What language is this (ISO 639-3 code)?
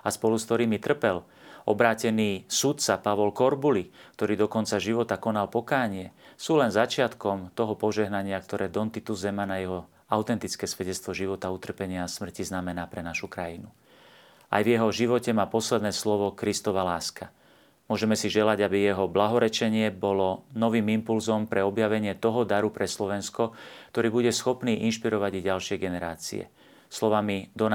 slk